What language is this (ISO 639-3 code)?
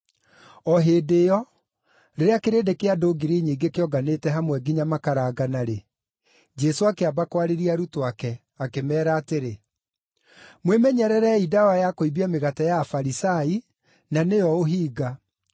kik